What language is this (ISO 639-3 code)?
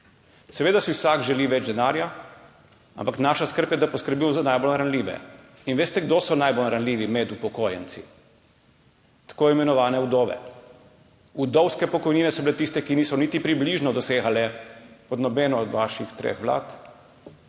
slv